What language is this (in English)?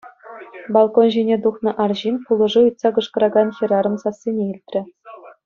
Chuvash